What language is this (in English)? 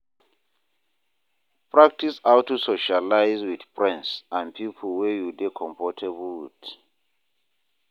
Nigerian Pidgin